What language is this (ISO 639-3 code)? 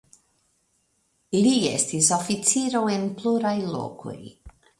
epo